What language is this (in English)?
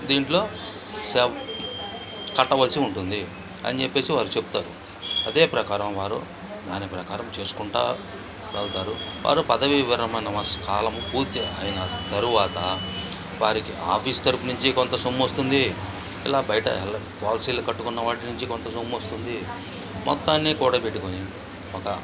Telugu